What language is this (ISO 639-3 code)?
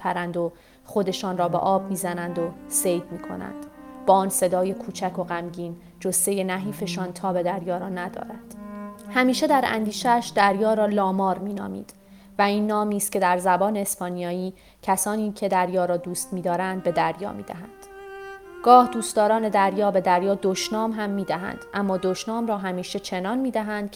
fas